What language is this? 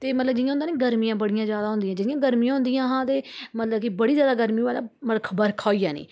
Dogri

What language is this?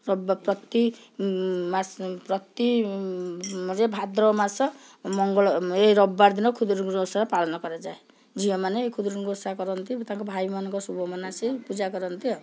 Odia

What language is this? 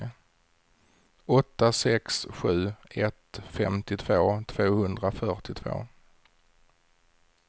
Swedish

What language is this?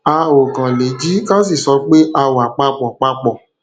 Yoruba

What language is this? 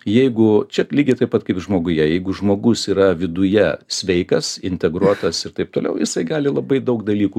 Lithuanian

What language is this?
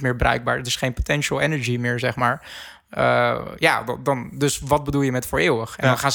Dutch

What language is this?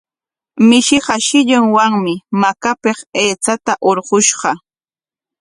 Corongo Ancash Quechua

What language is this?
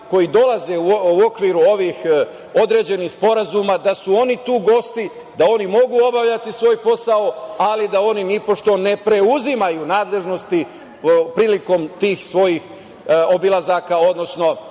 Serbian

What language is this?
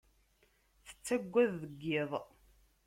Kabyle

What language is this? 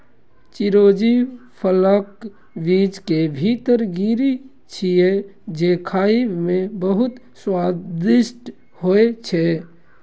Maithili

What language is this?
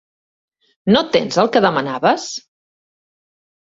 Catalan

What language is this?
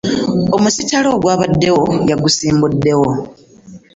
Ganda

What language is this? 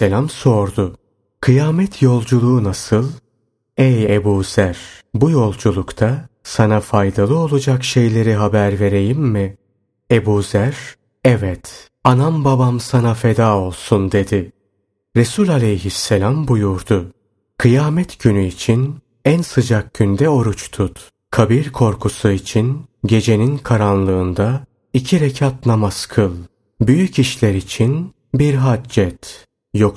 Turkish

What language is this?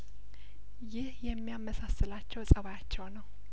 Amharic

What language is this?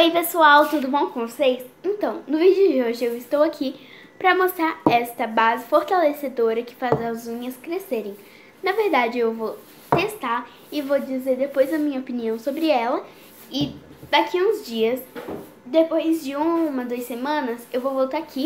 Portuguese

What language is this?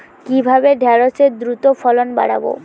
Bangla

